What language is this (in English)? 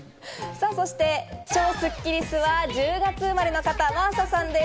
Japanese